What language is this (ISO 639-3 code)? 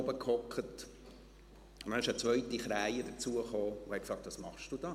gsw